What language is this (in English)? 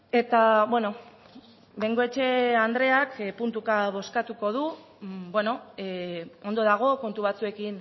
Basque